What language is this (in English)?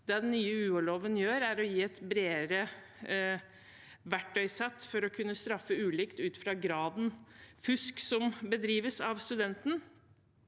Norwegian